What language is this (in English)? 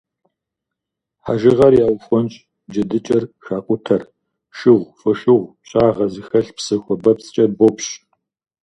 Kabardian